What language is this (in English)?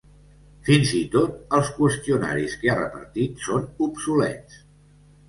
Catalan